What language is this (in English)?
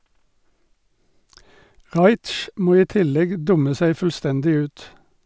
Norwegian